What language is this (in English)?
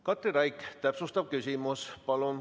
Estonian